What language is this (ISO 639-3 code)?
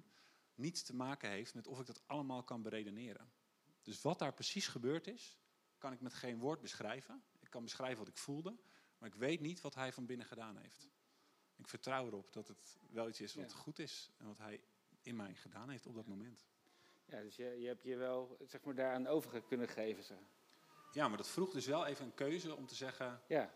nld